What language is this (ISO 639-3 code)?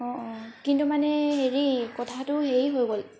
asm